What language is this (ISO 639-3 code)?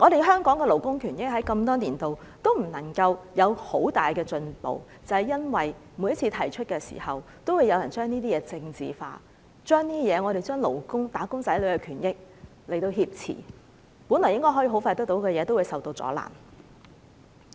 yue